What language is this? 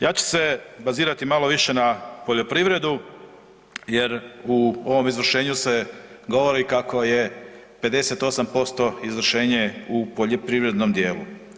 Croatian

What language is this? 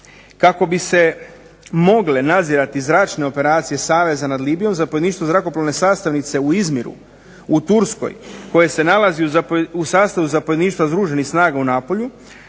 Croatian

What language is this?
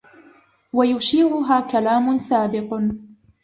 Arabic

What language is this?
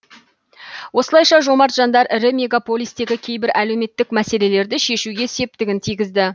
Kazakh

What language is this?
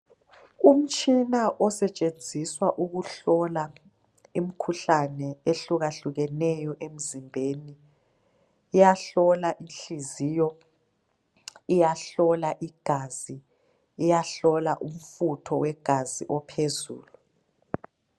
North Ndebele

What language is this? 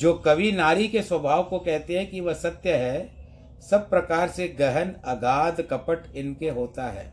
Hindi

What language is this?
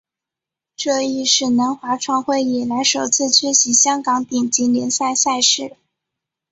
Chinese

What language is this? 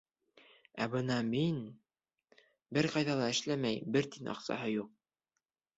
Bashkir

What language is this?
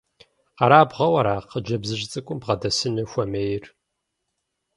Kabardian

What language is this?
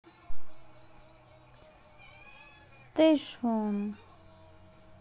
Russian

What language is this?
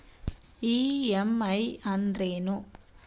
Kannada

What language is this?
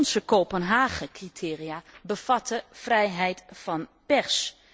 Dutch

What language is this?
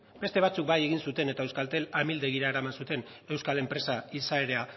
Basque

